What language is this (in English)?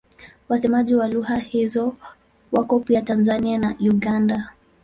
Swahili